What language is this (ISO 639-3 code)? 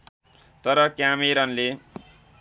nep